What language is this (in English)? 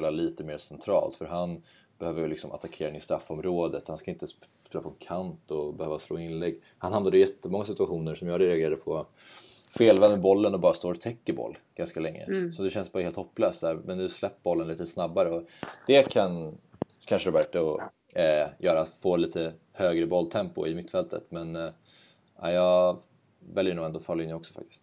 Swedish